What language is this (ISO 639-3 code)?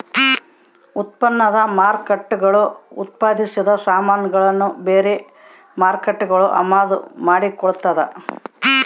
kan